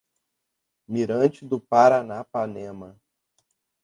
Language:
Portuguese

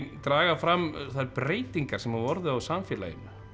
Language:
Icelandic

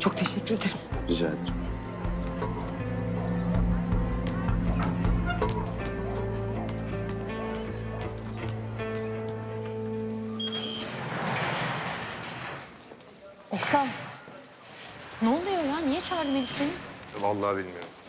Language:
Turkish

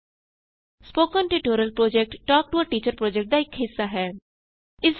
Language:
Punjabi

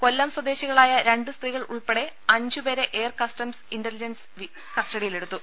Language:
Malayalam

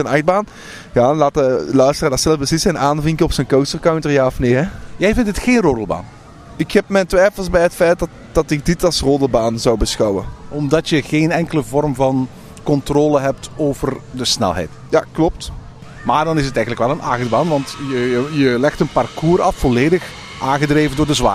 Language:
Dutch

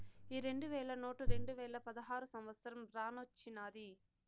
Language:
Telugu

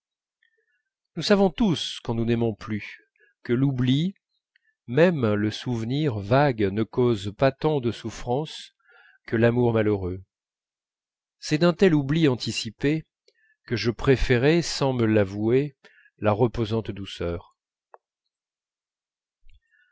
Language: French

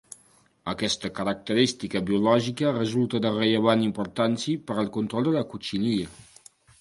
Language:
Catalan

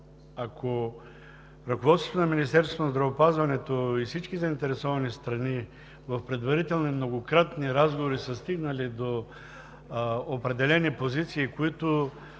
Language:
Bulgarian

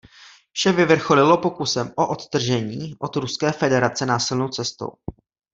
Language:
Czech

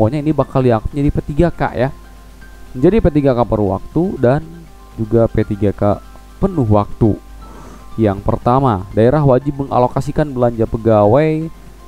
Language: Indonesian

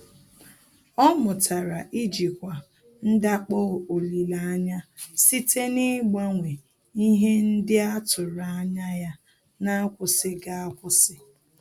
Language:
Igbo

